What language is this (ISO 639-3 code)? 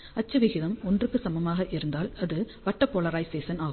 tam